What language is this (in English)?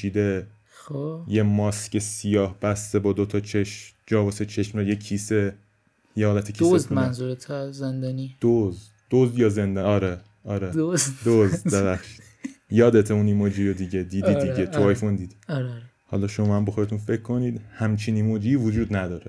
Persian